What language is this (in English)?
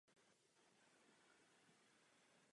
Czech